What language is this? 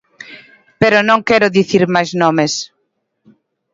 Galician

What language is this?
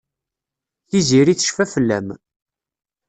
Kabyle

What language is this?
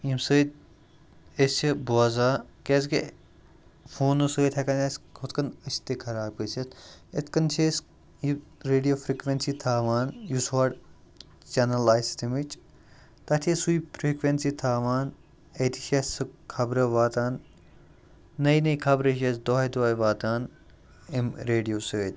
Kashmiri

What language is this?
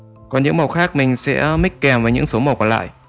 Vietnamese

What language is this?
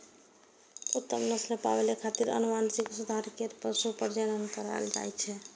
Maithili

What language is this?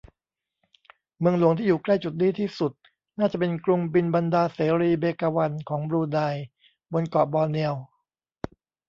Thai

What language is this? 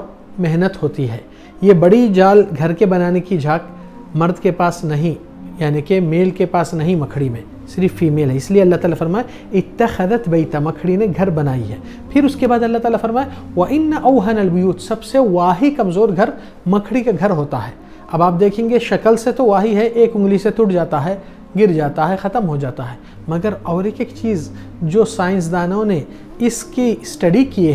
Hindi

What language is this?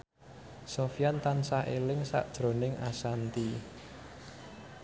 Javanese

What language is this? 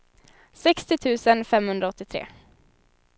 Swedish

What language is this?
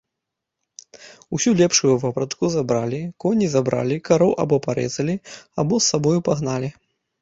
Belarusian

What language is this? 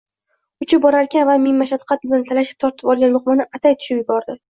Uzbek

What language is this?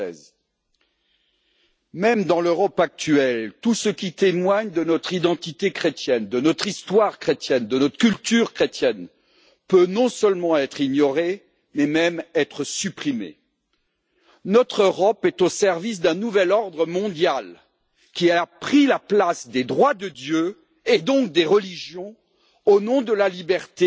French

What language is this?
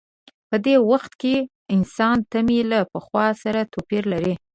Pashto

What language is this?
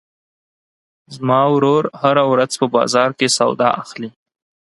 Pashto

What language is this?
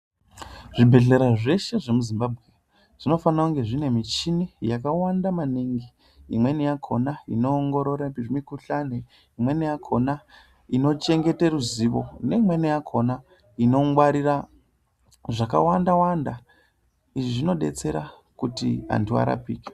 Ndau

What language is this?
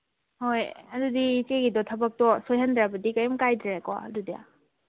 Manipuri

